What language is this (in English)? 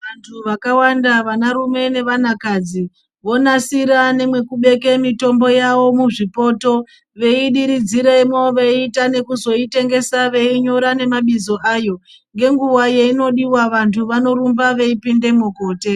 Ndau